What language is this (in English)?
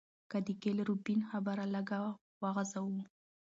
Pashto